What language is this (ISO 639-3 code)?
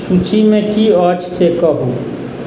mai